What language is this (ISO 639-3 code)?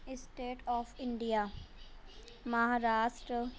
urd